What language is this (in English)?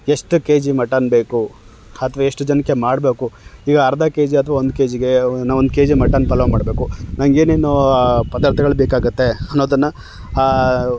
Kannada